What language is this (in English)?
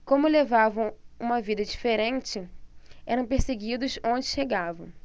Portuguese